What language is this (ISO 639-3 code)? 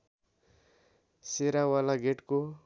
nep